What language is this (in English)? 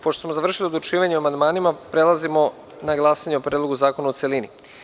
Serbian